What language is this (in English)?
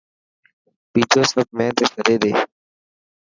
Dhatki